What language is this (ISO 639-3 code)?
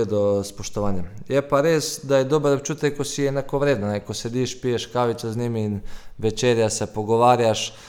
hrv